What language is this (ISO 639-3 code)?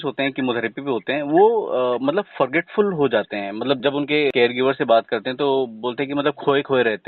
hin